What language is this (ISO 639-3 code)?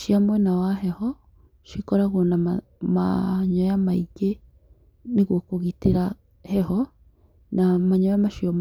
kik